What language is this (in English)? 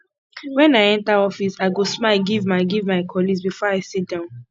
Nigerian Pidgin